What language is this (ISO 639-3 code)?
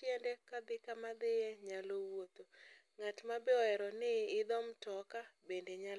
luo